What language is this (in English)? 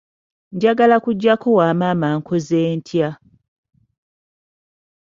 Ganda